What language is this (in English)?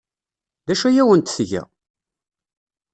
Kabyle